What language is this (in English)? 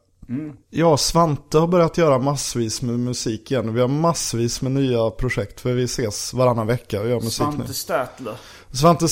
Swedish